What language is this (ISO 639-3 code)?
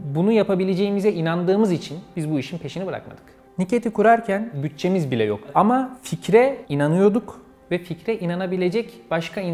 tur